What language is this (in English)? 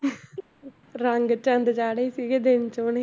Punjabi